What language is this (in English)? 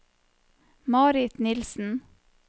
Norwegian